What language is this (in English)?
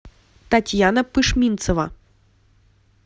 Russian